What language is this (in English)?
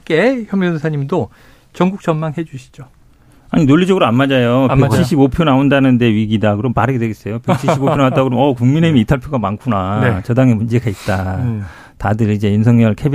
Korean